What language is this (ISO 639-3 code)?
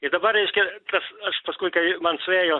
lit